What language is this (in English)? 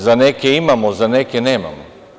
Serbian